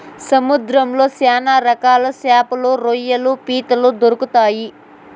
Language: Telugu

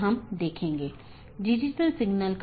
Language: Hindi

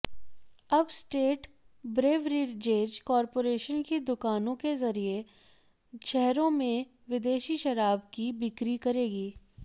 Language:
Hindi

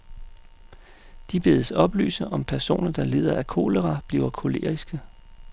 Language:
Danish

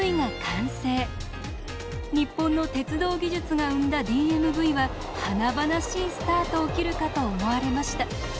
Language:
Japanese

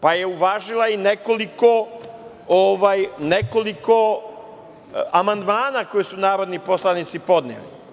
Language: Serbian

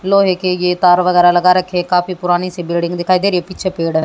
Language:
Hindi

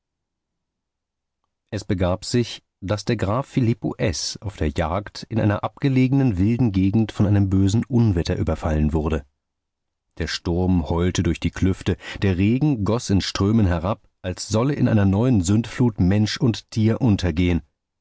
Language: German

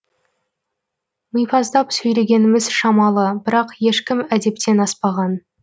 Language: Kazakh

